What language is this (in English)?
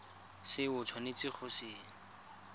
Tswana